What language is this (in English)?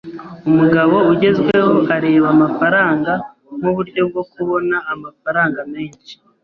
Kinyarwanda